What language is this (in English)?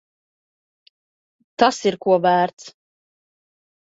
Latvian